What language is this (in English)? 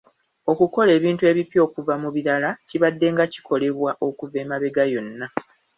Ganda